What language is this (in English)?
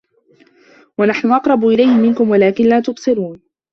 Arabic